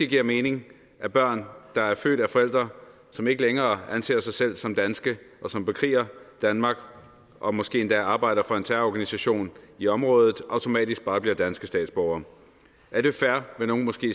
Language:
Danish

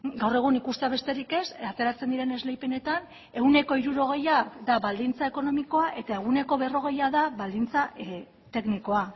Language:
Basque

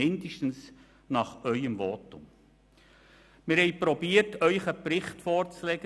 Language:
Swiss German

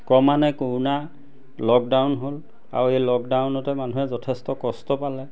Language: Assamese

